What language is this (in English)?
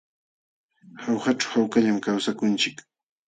Jauja Wanca Quechua